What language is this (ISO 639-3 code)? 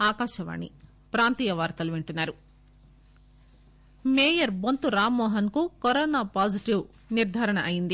tel